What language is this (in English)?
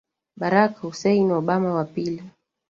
Swahili